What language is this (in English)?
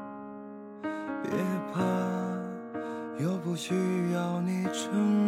Chinese